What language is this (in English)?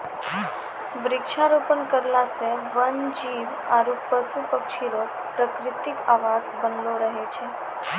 Maithili